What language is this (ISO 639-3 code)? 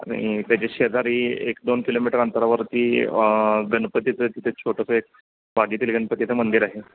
mar